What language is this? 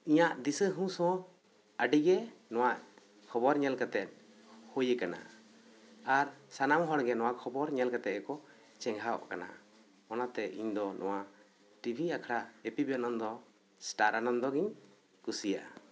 Santali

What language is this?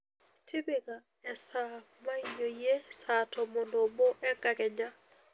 Masai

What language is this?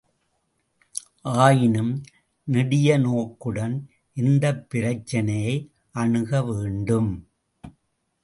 Tamil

